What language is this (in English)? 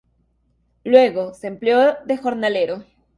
Spanish